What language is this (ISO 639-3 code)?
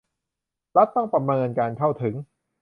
tha